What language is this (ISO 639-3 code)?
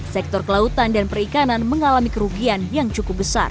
ind